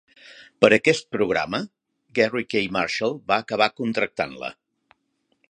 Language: Catalan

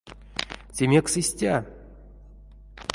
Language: Erzya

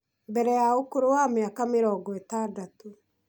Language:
Kikuyu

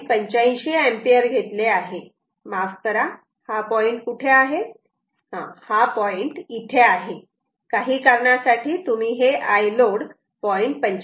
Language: Marathi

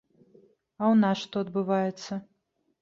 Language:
Belarusian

